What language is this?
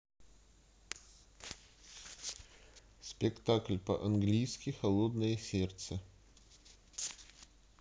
Russian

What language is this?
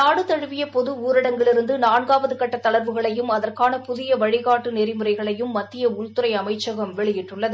Tamil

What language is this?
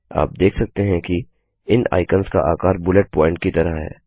Hindi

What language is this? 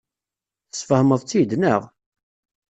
Kabyle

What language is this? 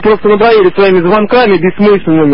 Russian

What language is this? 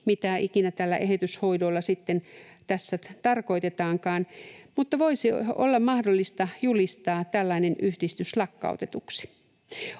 Finnish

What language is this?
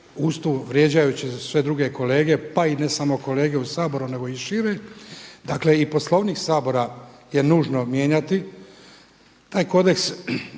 Croatian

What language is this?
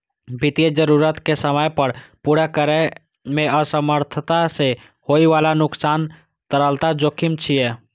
Maithili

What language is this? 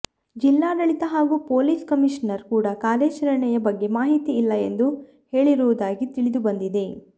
Kannada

